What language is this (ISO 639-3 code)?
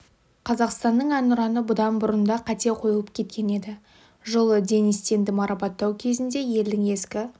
kaz